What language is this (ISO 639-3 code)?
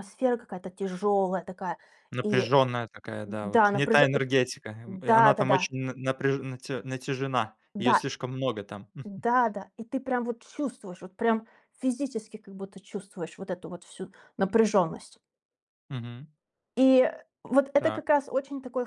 rus